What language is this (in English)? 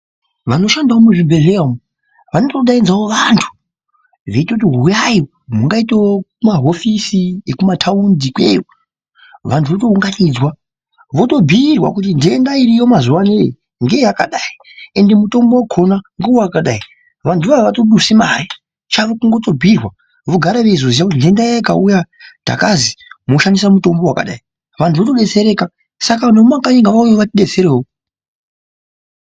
Ndau